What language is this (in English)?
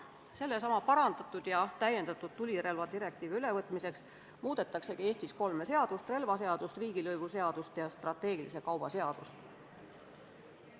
Estonian